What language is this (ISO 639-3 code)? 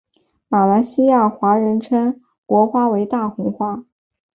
zho